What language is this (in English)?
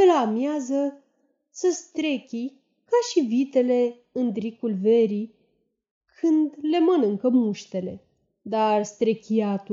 Romanian